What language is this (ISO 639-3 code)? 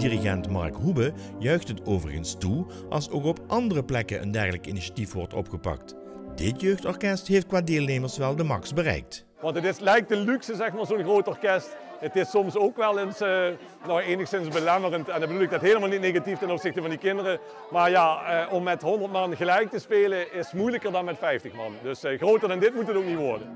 nld